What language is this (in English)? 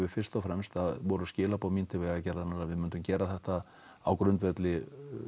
Icelandic